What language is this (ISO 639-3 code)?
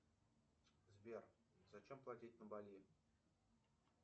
rus